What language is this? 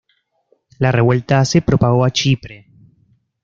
Spanish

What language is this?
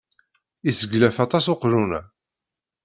Kabyle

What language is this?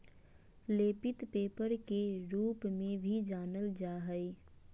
Magahi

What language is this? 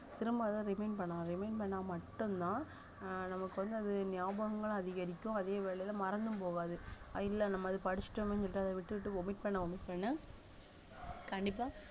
Tamil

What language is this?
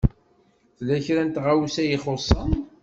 Kabyle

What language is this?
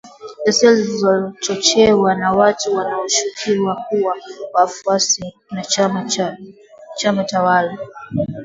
Swahili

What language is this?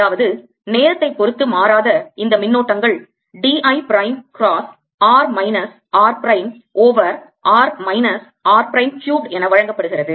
Tamil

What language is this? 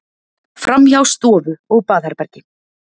Icelandic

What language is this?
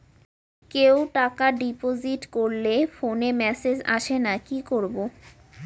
Bangla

